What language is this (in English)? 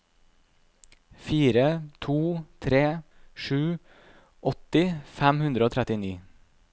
Norwegian